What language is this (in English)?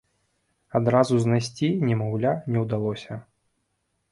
Belarusian